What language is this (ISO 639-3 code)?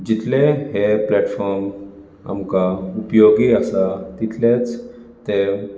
kok